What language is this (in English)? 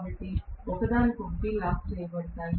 Telugu